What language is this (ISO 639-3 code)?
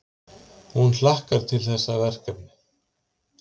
isl